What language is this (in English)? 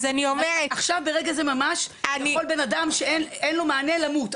Hebrew